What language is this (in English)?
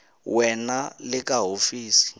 Tsonga